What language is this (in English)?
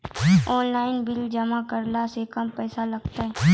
Maithili